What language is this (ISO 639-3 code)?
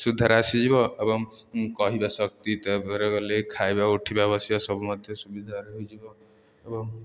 ori